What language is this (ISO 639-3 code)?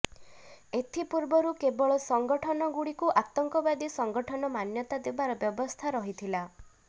ori